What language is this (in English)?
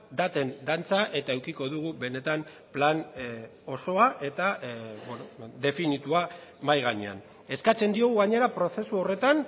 Basque